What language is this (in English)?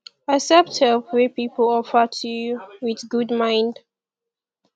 Nigerian Pidgin